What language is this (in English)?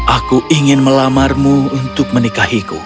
Indonesian